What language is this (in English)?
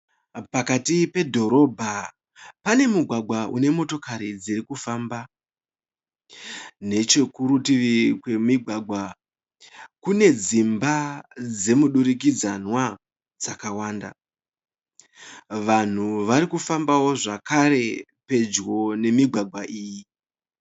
Shona